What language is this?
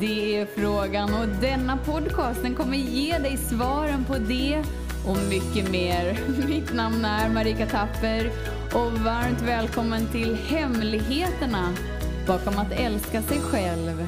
Swedish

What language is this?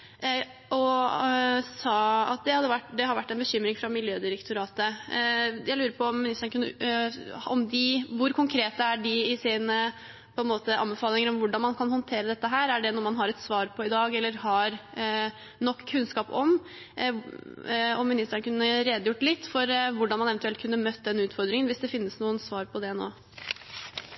Norwegian Bokmål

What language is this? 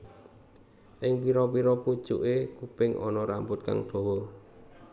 Javanese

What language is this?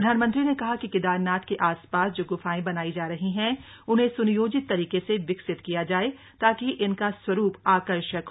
Hindi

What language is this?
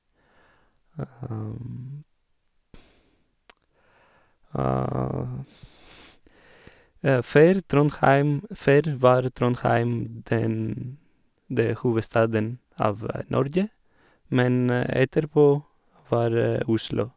Norwegian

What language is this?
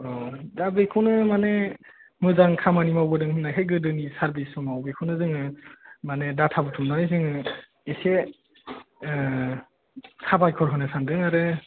Bodo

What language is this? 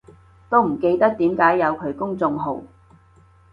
Cantonese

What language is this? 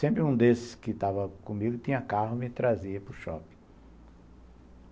Portuguese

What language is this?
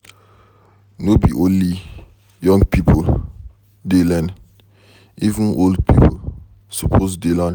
Nigerian Pidgin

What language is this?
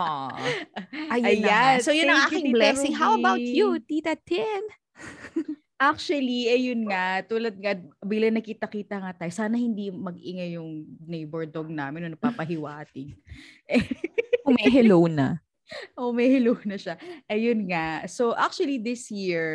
Filipino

